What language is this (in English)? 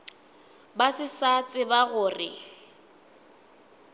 Northern Sotho